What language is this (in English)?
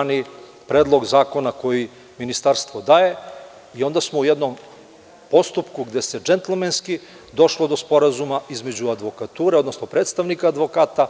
Serbian